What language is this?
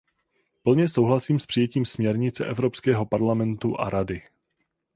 Czech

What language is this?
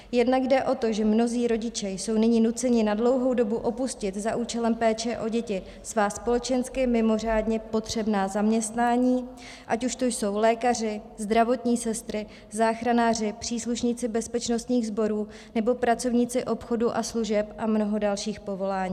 Czech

